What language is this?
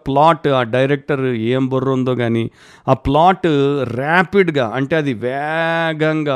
Telugu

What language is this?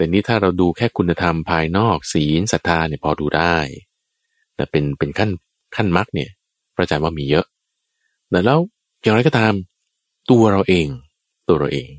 Thai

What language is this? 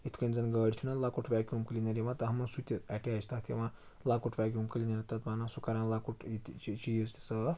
Kashmiri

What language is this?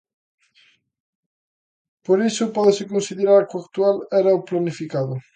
Galician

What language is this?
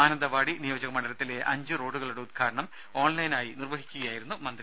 Malayalam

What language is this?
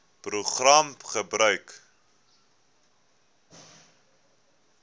Afrikaans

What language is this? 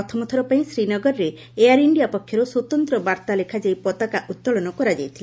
Odia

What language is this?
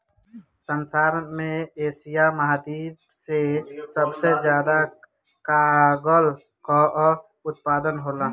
Bhojpuri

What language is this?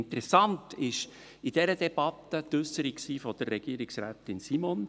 Swiss German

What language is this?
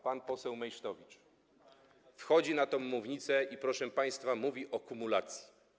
Polish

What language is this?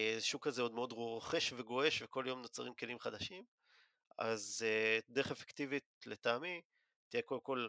Hebrew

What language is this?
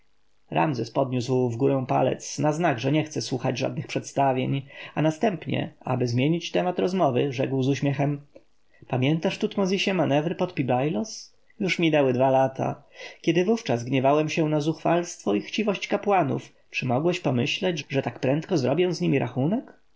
Polish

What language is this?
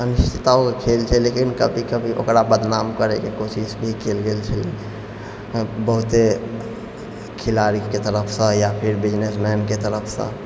Maithili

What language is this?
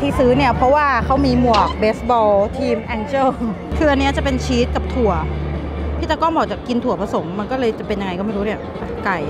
Thai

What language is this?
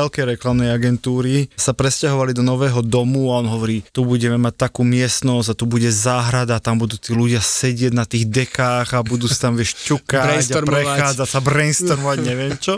Slovak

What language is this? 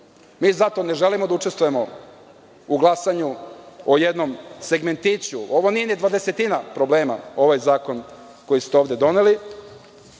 Serbian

